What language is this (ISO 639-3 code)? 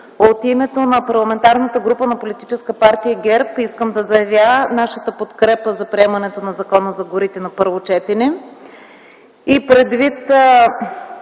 bul